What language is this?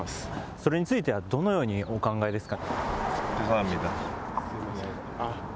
Japanese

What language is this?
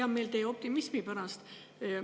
Estonian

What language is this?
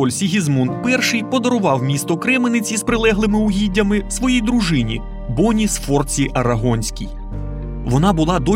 Ukrainian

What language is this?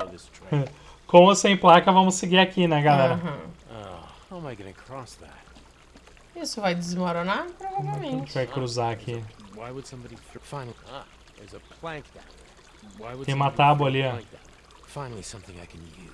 Portuguese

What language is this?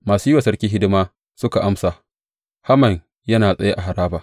Hausa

